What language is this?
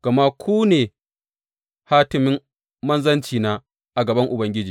Hausa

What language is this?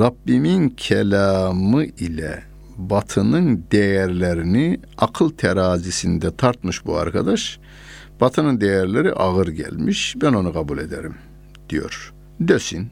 Turkish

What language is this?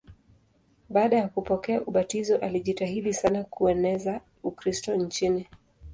Swahili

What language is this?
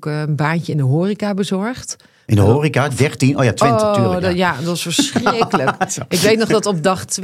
Dutch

